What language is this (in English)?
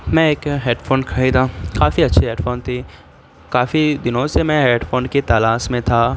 Urdu